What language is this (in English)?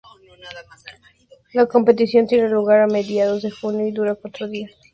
Spanish